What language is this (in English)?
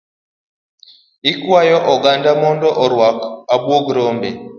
Luo (Kenya and Tanzania)